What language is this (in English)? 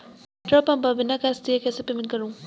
Hindi